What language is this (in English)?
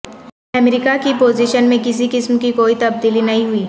Urdu